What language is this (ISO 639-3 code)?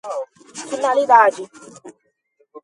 por